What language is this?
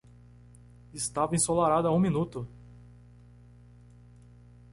Portuguese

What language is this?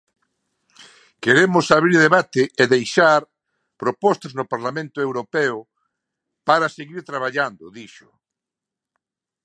Galician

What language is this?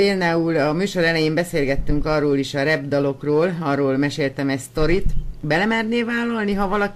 Hungarian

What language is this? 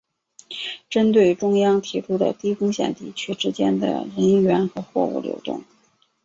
Chinese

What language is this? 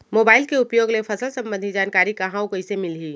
Chhattisgarhi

